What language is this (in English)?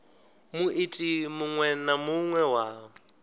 Venda